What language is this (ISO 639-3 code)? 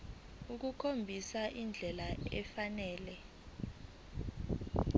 zul